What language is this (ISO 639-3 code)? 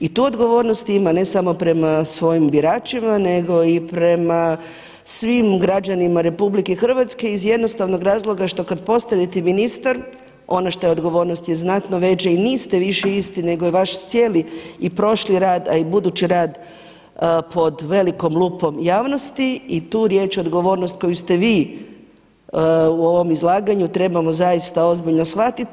hrv